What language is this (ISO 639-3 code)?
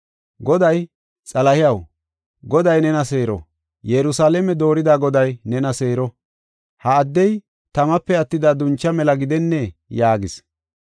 gof